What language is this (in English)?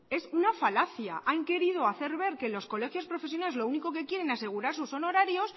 Spanish